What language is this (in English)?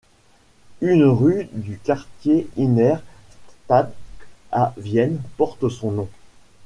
French